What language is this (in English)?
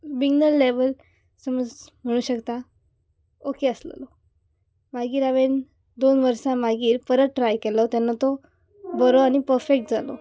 Konkani